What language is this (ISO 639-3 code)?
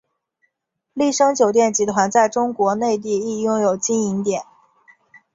zho